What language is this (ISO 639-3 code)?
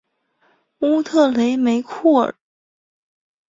zho